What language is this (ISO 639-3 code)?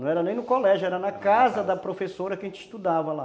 por